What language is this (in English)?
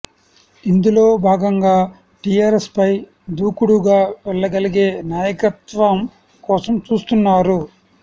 Telugu